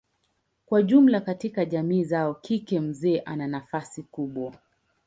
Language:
Swahili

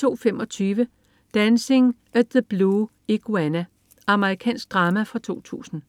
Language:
Danish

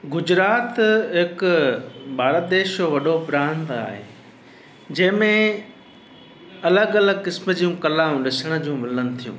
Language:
Sindhi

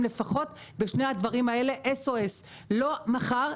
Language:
Hebrew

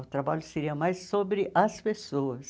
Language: Portuguese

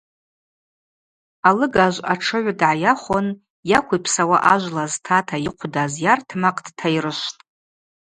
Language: Abaza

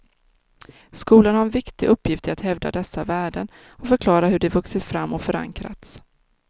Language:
Swedish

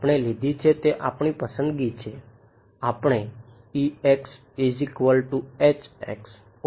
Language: Gujarati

